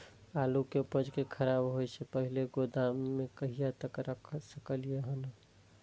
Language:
Maithili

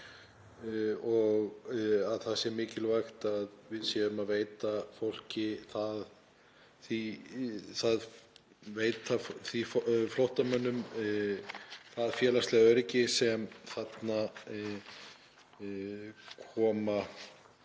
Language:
Icelandic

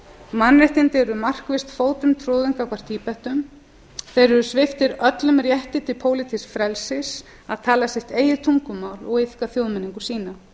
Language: Icelandic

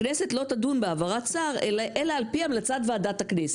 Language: Hebrew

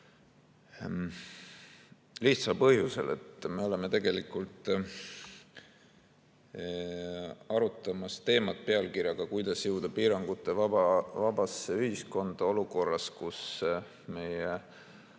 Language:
Estonian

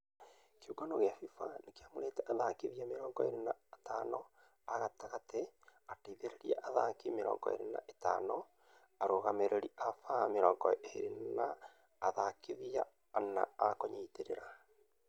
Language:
Kikuyu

